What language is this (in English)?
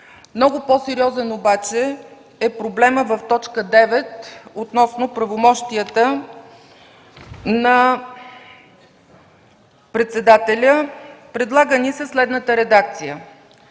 Bulgarian